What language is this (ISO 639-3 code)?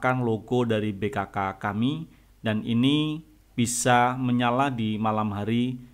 ind